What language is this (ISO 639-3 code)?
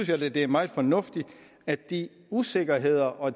dan